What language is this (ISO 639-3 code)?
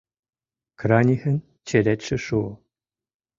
chm